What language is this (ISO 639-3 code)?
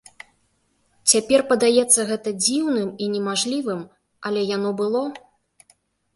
bel